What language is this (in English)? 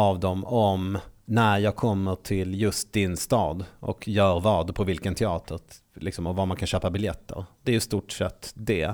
Swedish